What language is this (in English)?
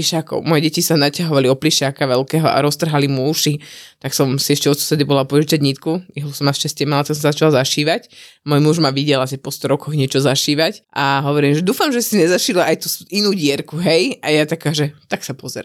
Slovak